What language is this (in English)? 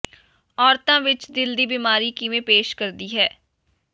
Punjabi